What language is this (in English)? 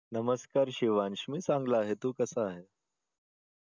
Marathi